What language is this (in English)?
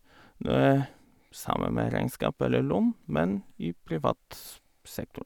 Norwegian